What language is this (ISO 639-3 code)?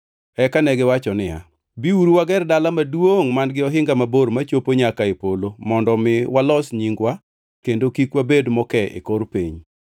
luo